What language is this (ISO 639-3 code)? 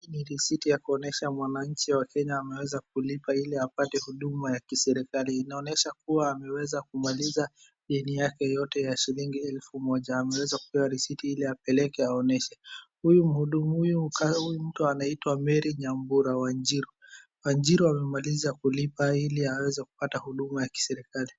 swa